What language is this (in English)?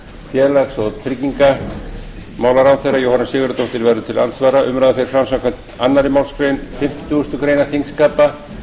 Icelandic